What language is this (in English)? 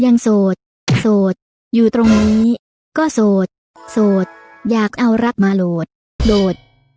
Thai